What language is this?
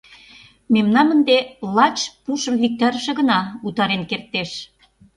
Mari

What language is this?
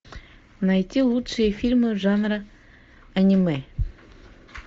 Russian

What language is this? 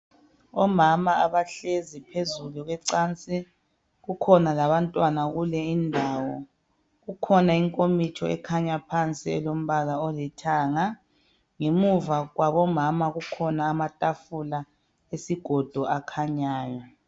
North Ndebele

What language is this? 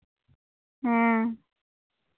Santali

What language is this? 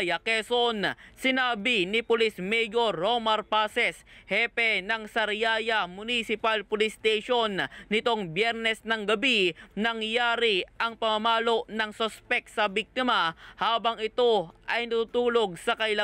Filipino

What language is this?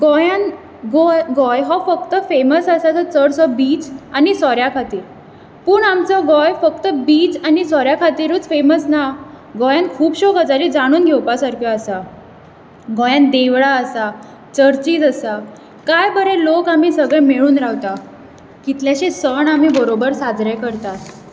Konkani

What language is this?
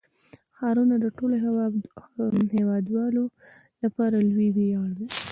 Pashto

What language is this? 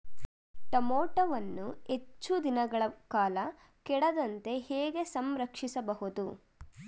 Kannada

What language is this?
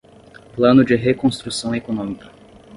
Portuguese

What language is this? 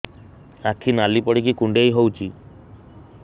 Odia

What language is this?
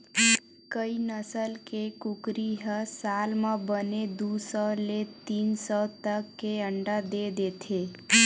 Chhattisgarhi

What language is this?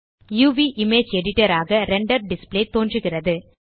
Tamil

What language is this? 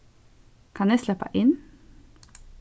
Faroese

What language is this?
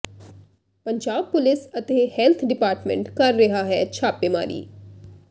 Punjabi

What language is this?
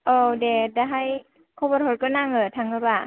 Bodo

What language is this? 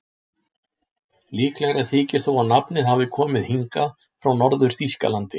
Icelandic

